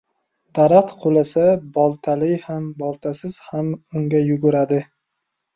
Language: Uzbek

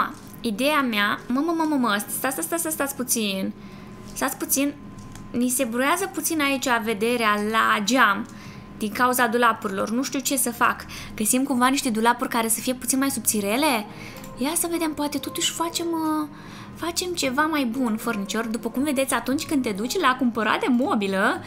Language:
Romanian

